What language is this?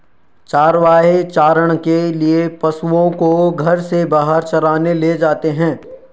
Hindi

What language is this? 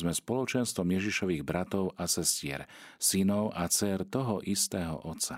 Slovak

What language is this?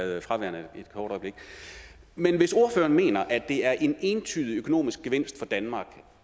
Danish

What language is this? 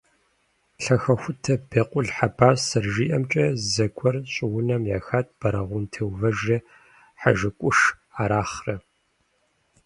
Kabardian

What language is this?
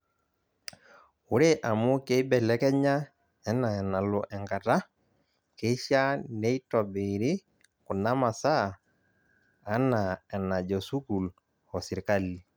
Masai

